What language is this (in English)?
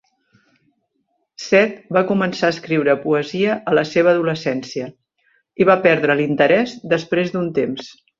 Catalan